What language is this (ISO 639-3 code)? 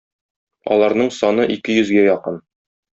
tat